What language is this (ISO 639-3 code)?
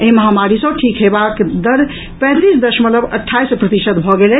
mai